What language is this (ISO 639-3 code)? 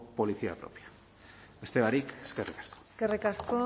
eus